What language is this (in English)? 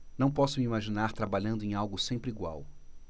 Portuguese